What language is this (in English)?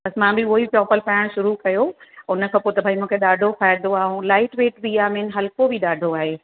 Sindhi